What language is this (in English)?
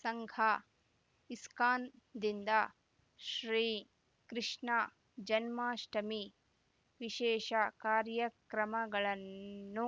Kannada